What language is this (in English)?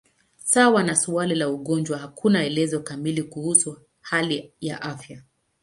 Swahili